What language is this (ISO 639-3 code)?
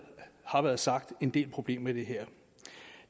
dan